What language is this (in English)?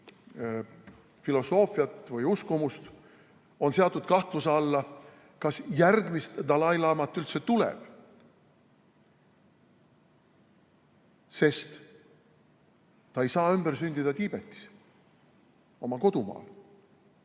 Estonian